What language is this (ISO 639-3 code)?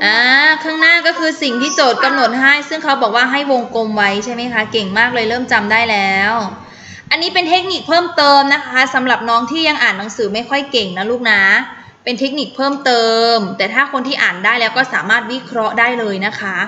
tha